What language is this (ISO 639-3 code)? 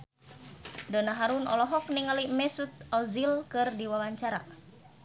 sun